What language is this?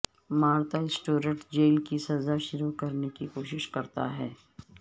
Urdu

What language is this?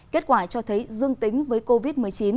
Vietnamese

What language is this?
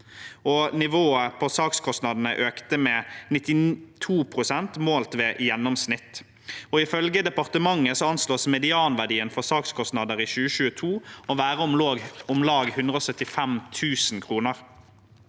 Norwegian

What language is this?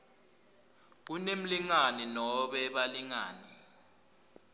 Swati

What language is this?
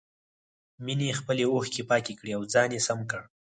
Pashto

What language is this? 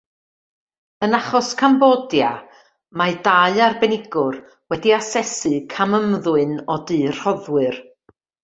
Welsh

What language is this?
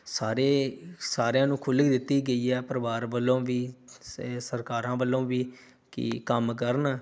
Punjabi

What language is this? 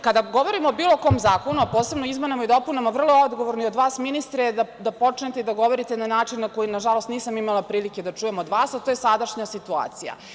Serbian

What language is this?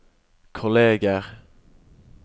Norwegian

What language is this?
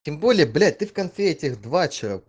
Russian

